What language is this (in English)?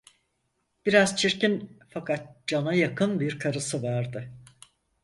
Turkish